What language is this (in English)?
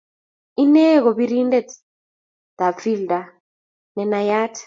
Kalenjin